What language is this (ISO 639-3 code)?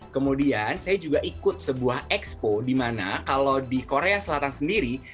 ind